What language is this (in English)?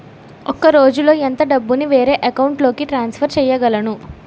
Telugu